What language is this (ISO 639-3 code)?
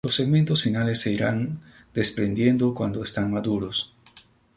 spa